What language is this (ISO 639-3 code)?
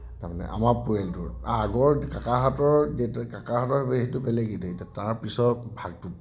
asm